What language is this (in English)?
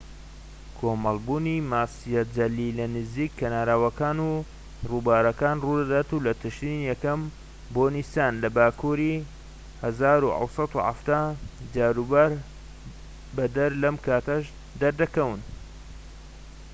Central Kurdish